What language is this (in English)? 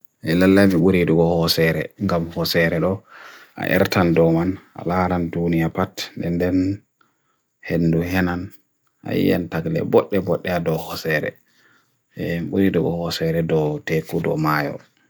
Bagirmi Fulfulde